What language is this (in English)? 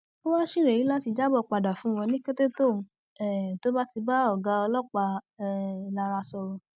Yoruba